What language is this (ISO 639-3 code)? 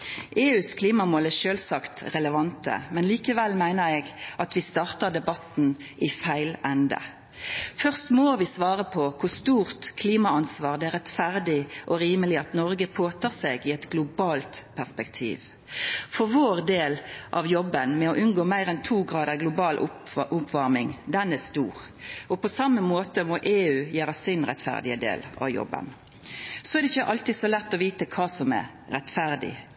nno